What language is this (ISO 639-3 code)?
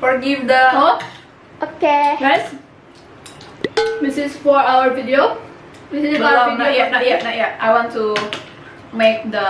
ind